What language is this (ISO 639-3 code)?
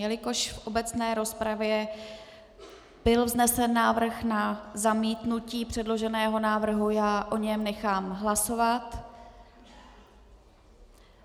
ces